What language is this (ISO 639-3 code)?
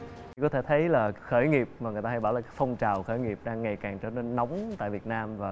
vie